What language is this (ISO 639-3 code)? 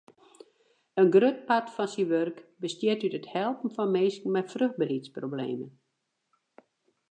fry